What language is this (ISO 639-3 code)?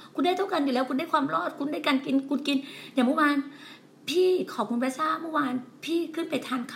tha